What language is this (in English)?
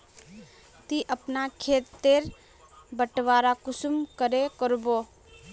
Magahi